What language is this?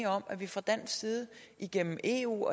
Danish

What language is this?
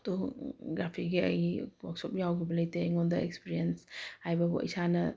Manipuri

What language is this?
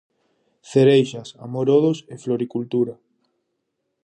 Galician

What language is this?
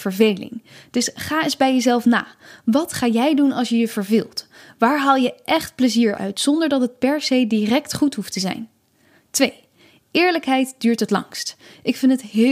Dutch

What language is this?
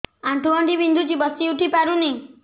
Odia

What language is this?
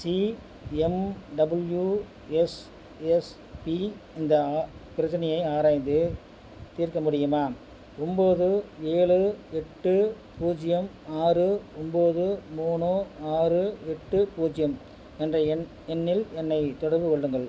Tamil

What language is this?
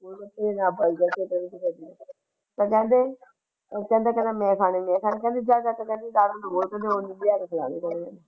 Punjabi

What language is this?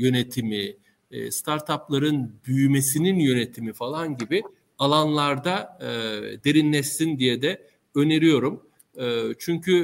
Turkish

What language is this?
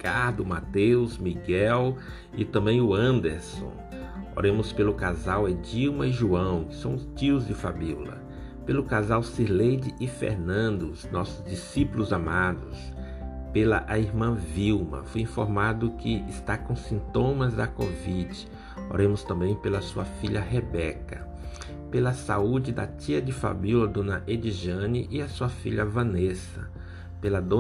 Portuguese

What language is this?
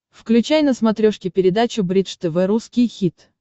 Russian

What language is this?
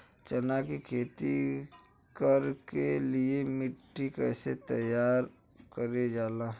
Bhojpuri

